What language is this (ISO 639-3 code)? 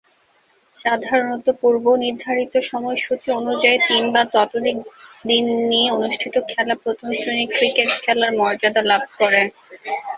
ben